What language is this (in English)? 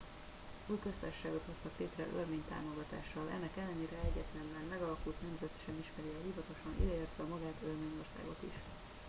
Hungarian